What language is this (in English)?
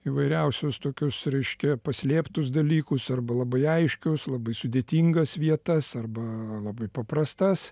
Lithuanian